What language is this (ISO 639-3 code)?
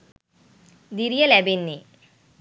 sin